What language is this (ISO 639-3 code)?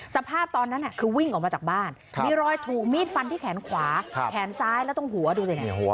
tha